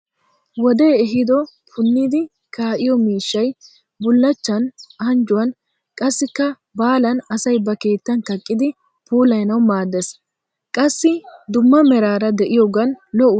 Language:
Wolaytta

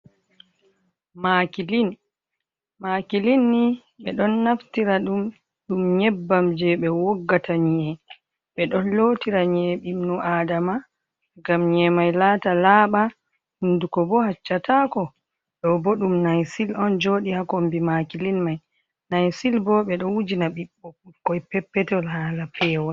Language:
Fula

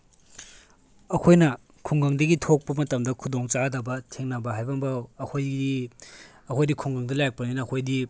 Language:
Manipuri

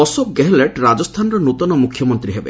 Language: Odia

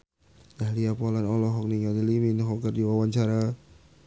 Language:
Sundanese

